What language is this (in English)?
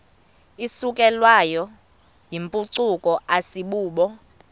Xhosa